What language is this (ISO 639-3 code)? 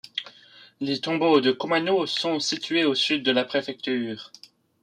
fra